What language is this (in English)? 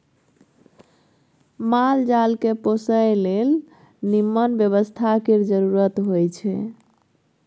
Maithili